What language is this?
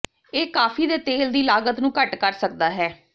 Punjabi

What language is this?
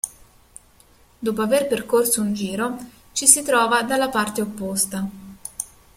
Italian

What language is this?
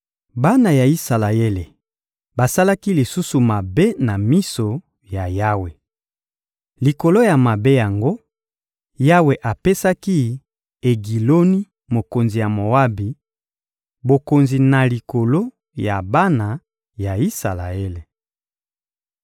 Lingala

